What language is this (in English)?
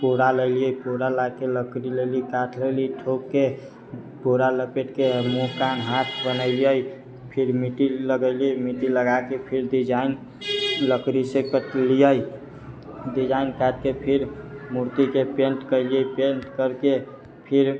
Maithili